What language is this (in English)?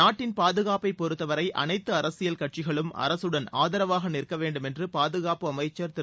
Tamil